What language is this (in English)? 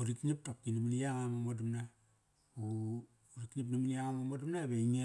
Kairak